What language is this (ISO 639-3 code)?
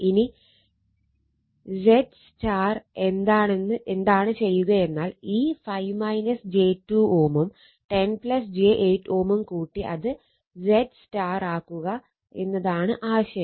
mal